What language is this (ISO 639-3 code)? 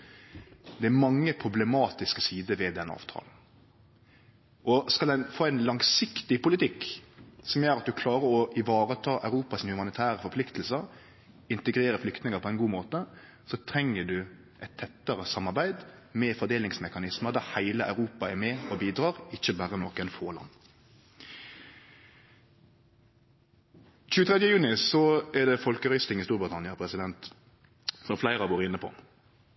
nno